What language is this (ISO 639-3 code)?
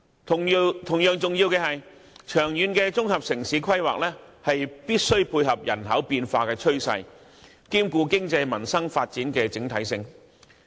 yue